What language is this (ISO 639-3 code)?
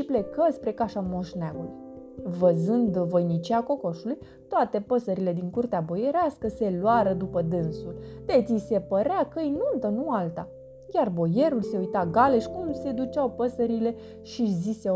ron